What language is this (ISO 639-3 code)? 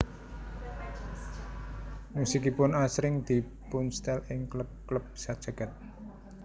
jav